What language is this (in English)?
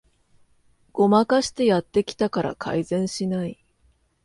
Japanese